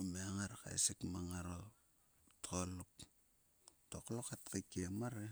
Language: Sulka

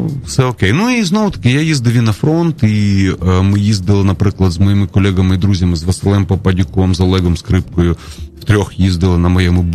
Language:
Ukrainian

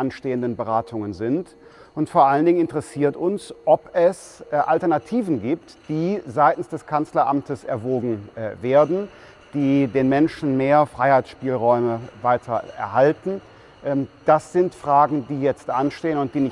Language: German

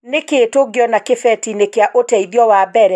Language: Kikuyu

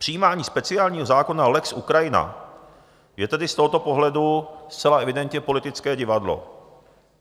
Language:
Czech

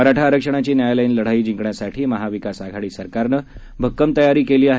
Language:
Marathi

